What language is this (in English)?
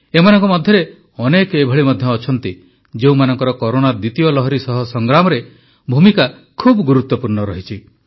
Odia